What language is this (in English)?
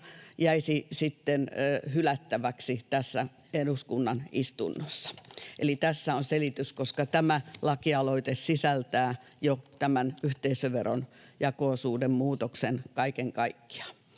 Finnish